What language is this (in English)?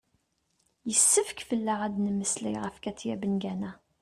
Kabyle